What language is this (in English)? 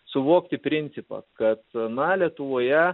Lithuanian